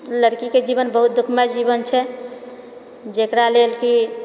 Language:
Maithili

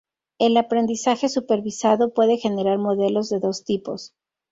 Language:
Spanish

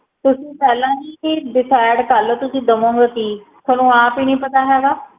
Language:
Punjabi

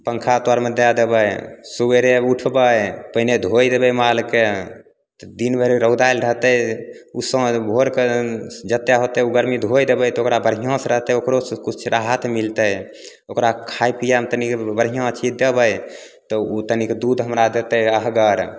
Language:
Maithili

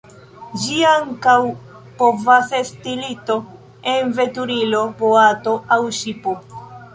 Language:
Esperanto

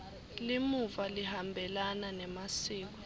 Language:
Swati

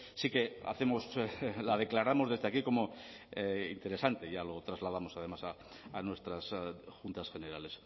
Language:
Spanish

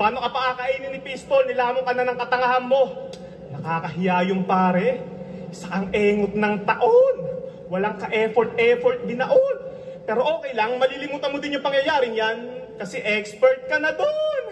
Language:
Filipino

